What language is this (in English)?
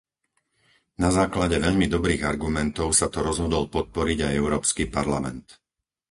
Slovak